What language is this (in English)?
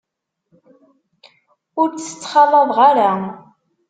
Kabyle